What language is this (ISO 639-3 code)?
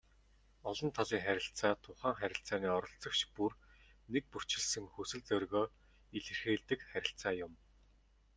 mon